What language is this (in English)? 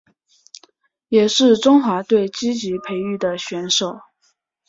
Chinese